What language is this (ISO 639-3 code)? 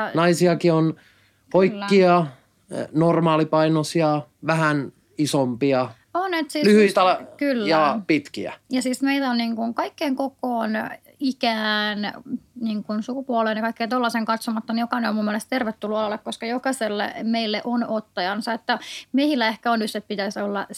fin